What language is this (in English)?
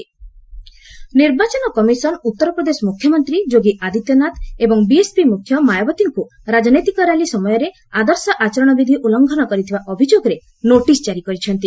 Odia